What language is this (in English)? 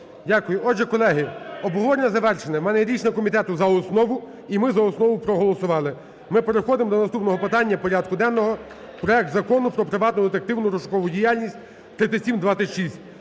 Ukrainian